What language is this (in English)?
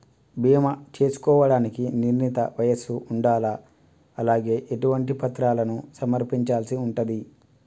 Telugu